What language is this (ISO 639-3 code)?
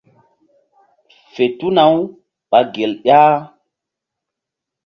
mdd